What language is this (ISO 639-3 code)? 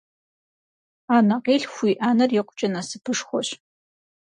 kbd